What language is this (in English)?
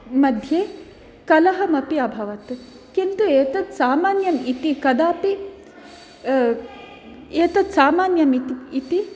Sanskrit